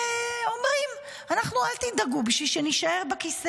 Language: Hebrew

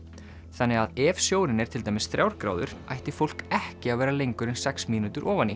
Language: Icelandic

